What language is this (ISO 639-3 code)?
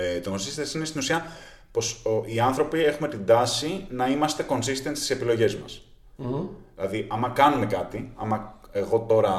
ell